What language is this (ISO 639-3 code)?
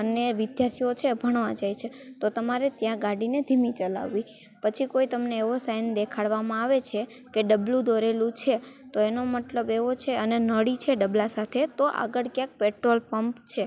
guj